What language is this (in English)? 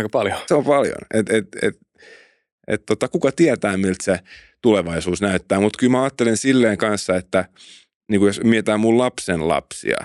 Finnish